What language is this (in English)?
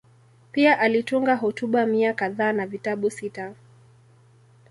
Swahili